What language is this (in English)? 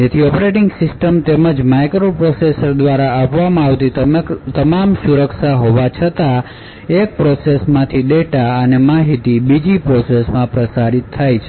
Gujarati